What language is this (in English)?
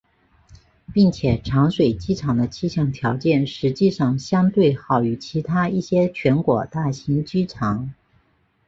Chinese